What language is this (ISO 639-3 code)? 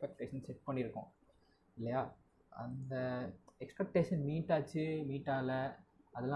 tam